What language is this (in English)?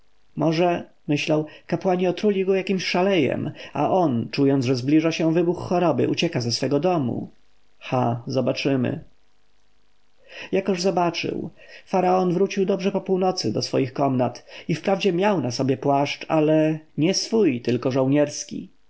Polish